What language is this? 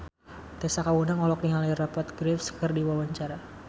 Sundanese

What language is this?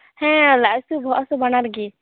Santali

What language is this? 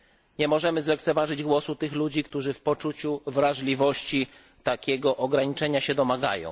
Polish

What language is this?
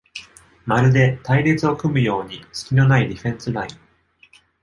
Japanese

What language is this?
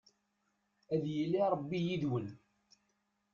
Kabyle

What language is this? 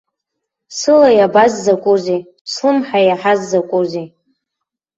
Abkhazian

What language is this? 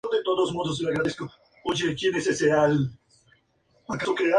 Spanish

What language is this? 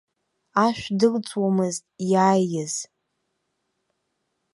Abkhazian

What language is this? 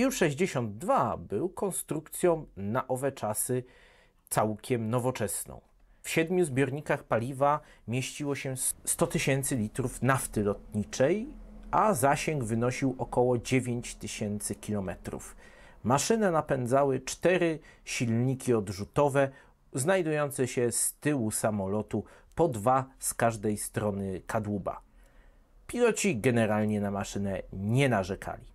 Polish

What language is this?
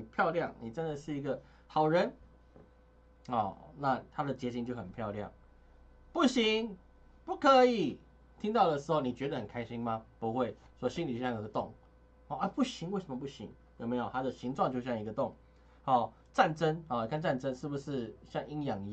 Chinese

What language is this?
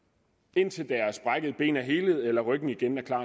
Danish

